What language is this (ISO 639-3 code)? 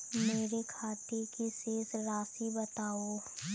hin